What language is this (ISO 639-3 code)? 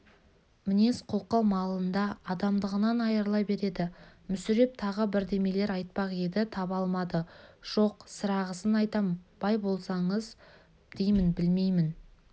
kaz